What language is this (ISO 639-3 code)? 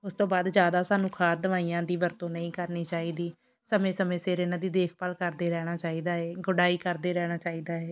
pan